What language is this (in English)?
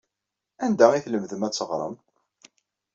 Kabyle